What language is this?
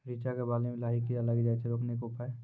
Maithili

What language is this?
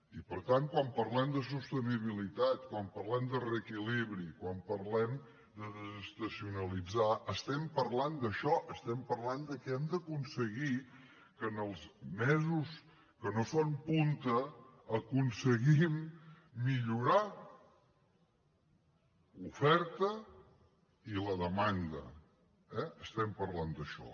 Catalan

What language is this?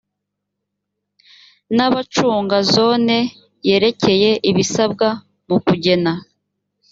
Kinyarwanda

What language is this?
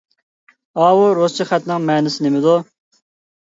Uyghur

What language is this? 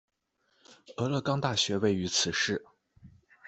Chinese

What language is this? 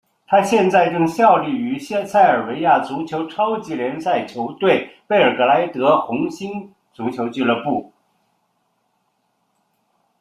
Chinese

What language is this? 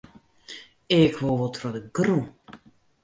Western Frisian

